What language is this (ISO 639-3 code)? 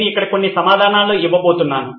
tel